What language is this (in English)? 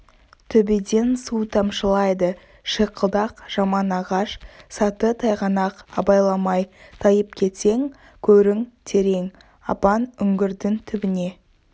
Kazakh